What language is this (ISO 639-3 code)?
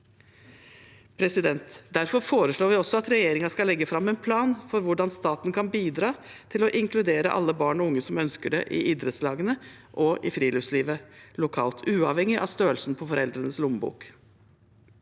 nor